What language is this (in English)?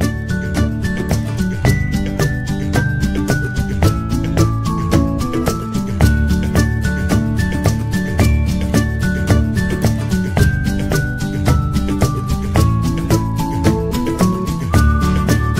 Turkish